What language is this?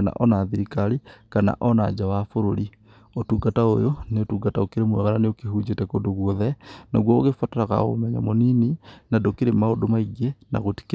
Kikuyu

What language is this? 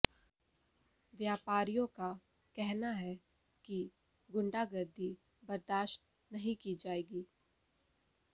Hindi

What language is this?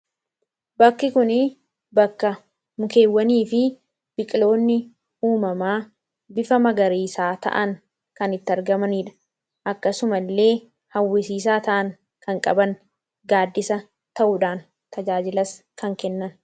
Oromo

